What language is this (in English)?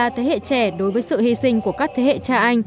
Vietnamese